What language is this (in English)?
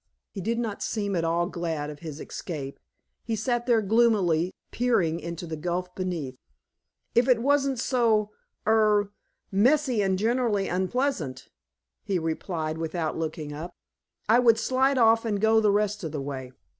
English